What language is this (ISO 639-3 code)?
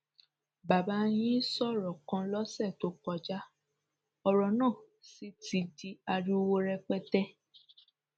yor